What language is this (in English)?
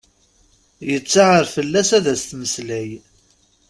Kabyle